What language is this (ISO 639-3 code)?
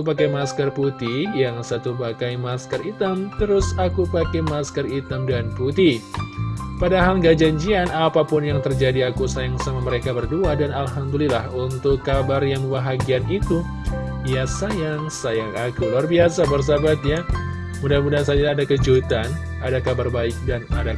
ind